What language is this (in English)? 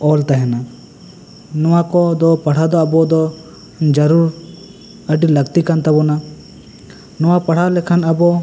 Santali